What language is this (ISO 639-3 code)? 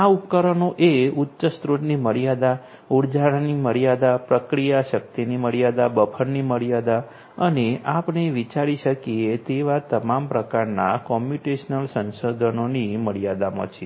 guj